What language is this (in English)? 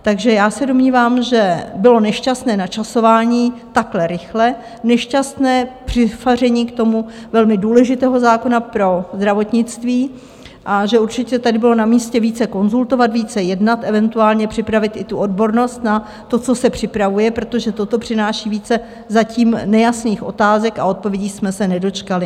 Czech